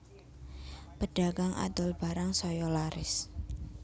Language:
Javanese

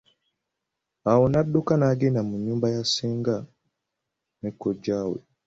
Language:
Ganda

